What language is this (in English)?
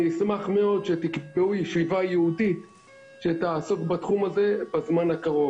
Hebrew